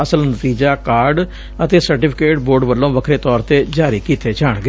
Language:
Punjabi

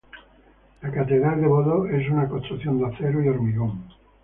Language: Spanish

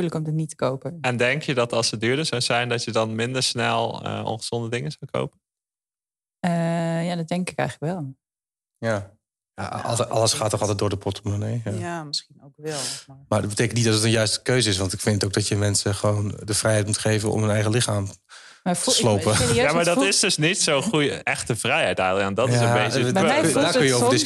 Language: Dutch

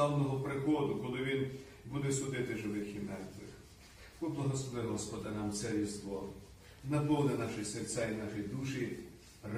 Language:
Ukrainian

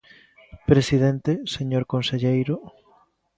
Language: Galician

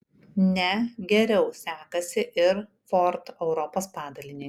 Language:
Lithuanian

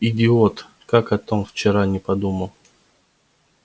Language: Russian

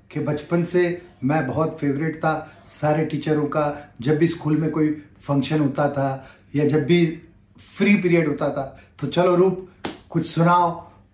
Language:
Hindi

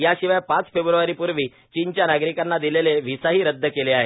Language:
Marathi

